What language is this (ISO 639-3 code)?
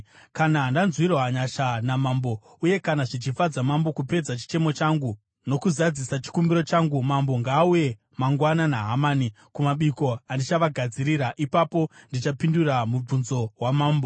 sna